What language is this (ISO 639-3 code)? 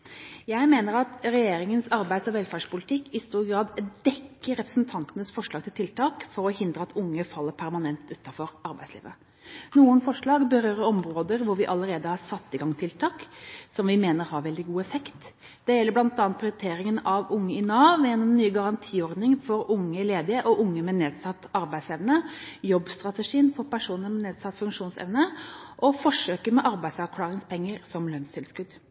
nob